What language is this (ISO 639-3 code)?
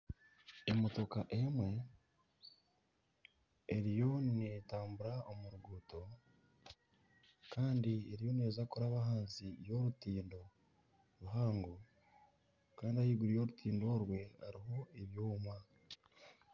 nyn